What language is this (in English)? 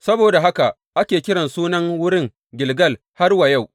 Hausa